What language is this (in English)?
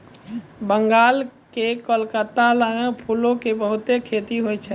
Maithili